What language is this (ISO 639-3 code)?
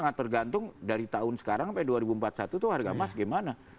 ind